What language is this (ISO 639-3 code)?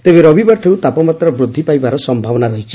ori